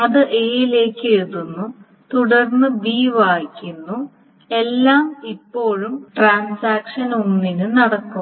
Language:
Malayalam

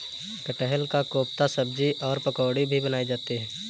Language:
Hindi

